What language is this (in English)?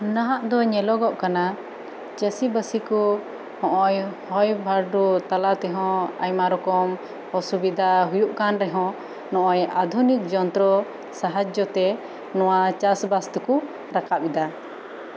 Santali